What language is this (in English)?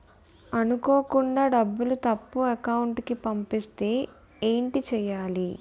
Telugu